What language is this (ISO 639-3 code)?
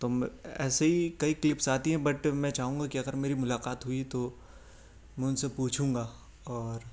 urd